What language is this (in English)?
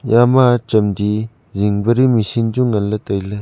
Wancho Naga